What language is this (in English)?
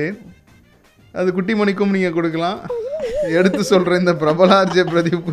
Tamil